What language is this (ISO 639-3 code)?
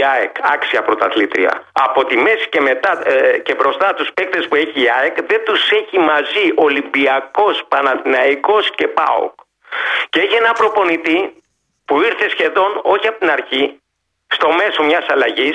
ell